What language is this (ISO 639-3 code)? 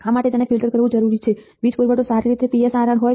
guj